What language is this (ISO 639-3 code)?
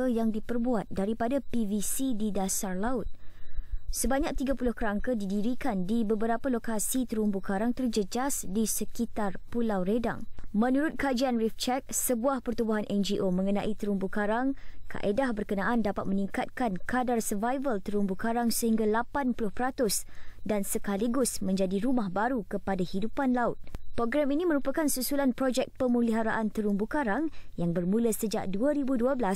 msa